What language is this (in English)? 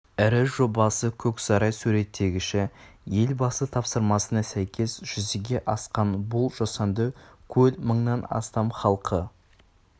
Kazakh